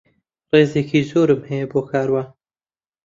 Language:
Central Kurdish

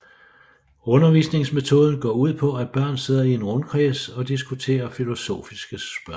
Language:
Danish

